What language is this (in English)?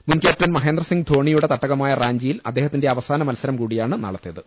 Malayalam